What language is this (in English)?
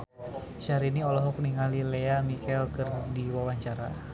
Sundanese